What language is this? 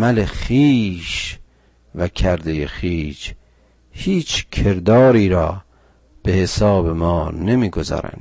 Persian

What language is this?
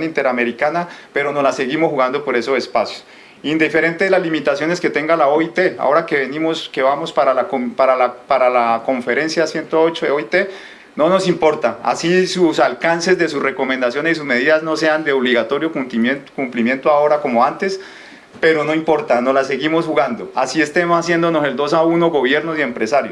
Spanish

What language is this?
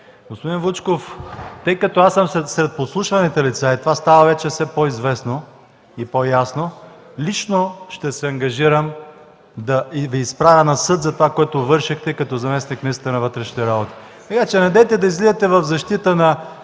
Bulgarian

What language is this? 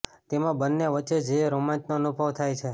Gujarati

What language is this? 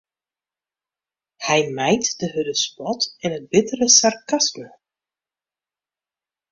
Western Frisian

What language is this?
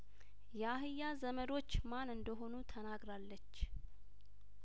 Amharic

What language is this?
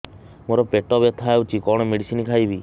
Odia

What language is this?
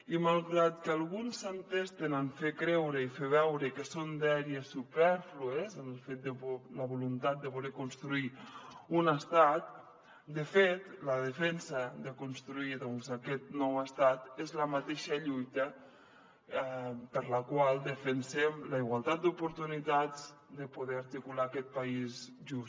Catalan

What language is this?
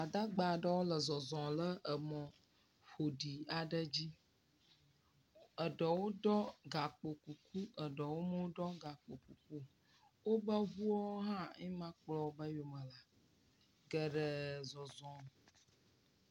Ewe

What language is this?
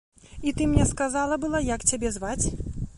Belarusian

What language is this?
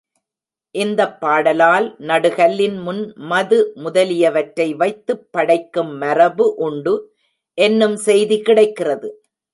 Tamil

